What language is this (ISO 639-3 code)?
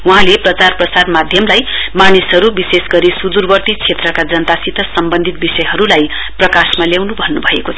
nep